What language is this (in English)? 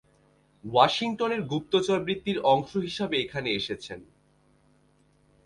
Bangla